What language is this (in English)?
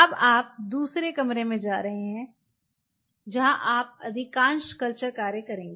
Hindi